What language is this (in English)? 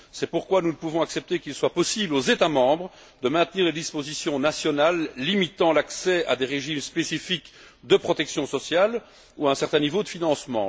French